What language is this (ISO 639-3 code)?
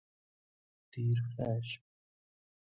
fas